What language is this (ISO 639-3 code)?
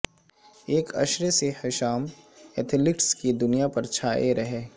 urd